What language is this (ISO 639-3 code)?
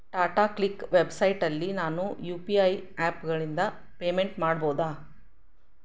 kan